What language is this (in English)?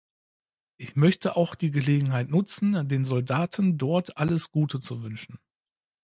German